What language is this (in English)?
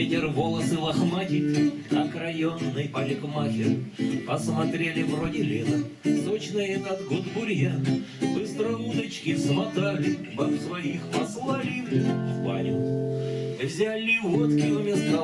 Russian